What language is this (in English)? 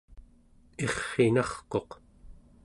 Central Yupik